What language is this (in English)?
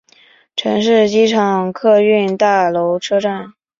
Chinese